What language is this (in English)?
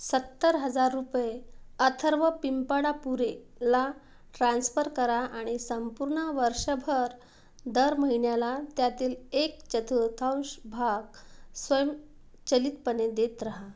Marathi